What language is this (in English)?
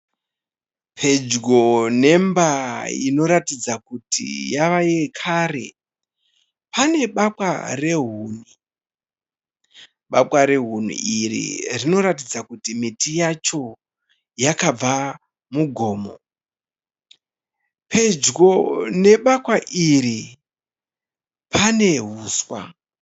Shona